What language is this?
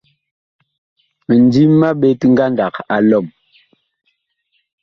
Bakoko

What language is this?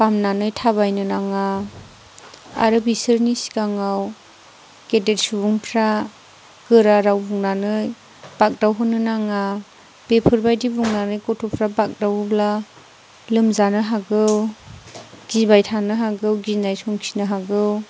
Bodo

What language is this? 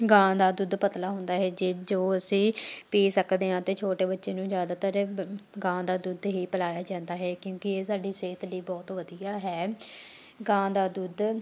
Punjabi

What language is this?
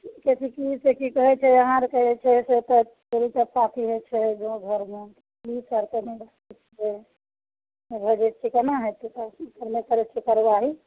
Maithili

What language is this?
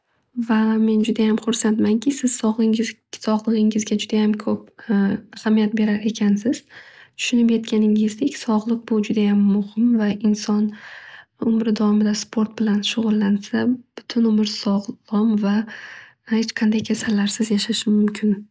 Uzbek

